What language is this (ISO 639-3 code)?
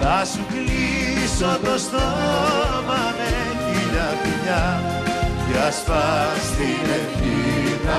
ell